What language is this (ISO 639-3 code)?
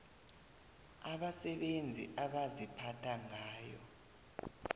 nbl